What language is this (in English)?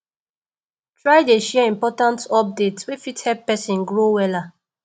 Nigerian Pidgin